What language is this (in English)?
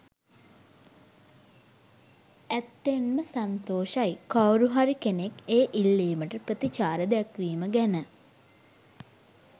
Sinhala